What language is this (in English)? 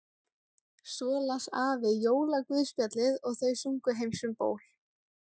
Icelandic